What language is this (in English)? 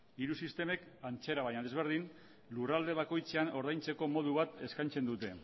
Basque